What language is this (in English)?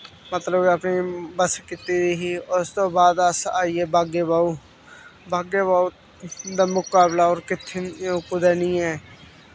Dogri